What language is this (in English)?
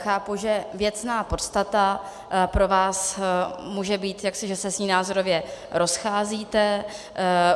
Czech